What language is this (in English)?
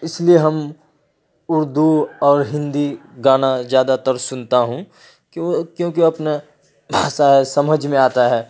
Urdu